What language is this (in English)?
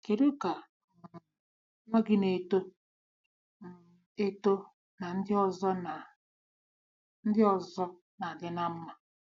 Igbo